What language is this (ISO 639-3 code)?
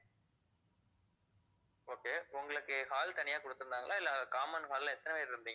tam